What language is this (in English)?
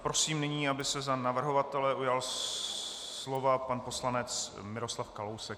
Czech